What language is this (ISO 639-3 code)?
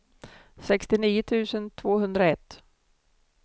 swe